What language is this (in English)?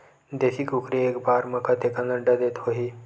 Chhattisgarhi